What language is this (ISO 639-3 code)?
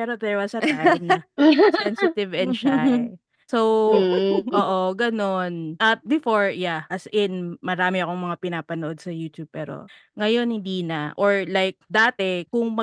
fil